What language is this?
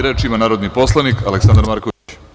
Serbian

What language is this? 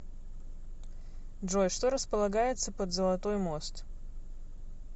Russian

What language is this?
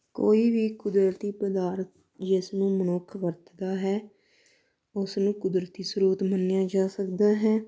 Punjabi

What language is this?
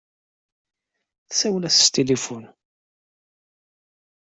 Kabyle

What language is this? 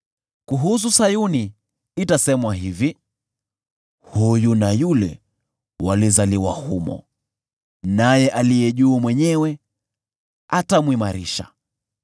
Swahili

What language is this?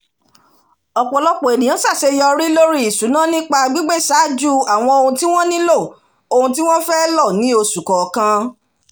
Yoruba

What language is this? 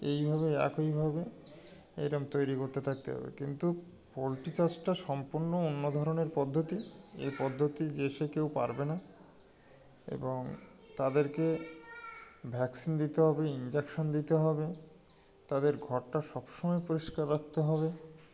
Bangla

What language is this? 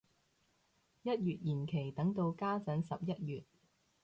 Cantonese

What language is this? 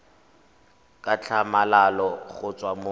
Tswana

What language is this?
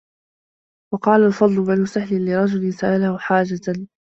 Arabic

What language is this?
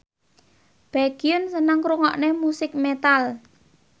Javanese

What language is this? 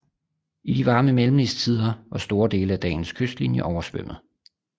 Danish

